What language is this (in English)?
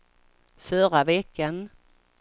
Swedish